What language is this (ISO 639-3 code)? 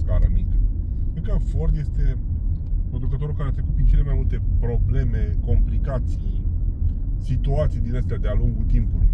ron